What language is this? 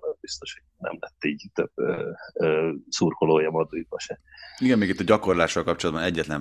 Hungarian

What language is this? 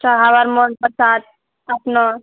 Maithili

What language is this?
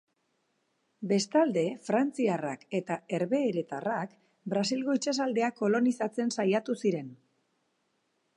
Basque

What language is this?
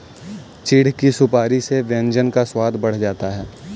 Hindi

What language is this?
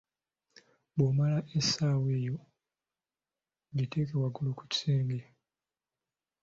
Ganda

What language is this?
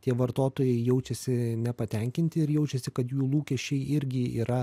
Lithuanian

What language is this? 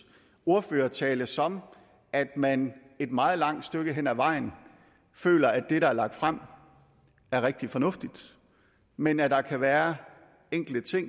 Danish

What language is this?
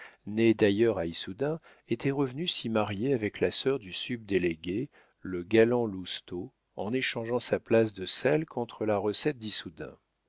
French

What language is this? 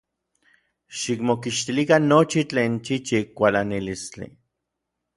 Orizaba Nahuatl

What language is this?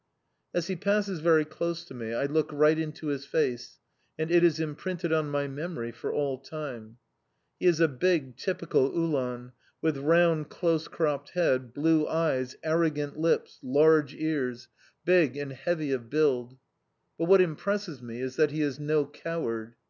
English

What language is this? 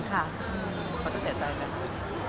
Thai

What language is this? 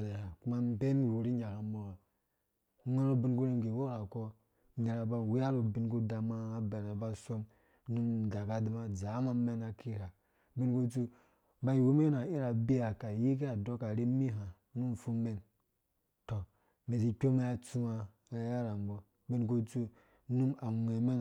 Dũya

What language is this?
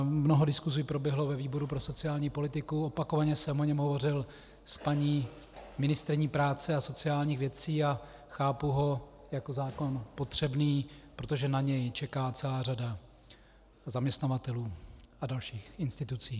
Czech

